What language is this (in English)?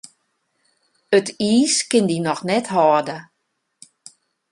Western Frisian